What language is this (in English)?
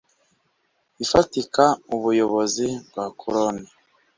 Kinyarwanda